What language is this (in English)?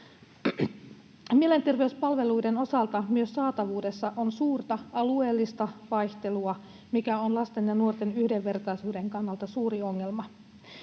Finnish